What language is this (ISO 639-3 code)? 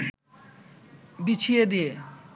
ben